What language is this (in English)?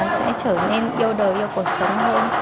Vietnamese